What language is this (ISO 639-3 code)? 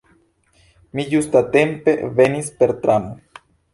epo